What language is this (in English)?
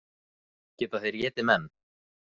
Icelandic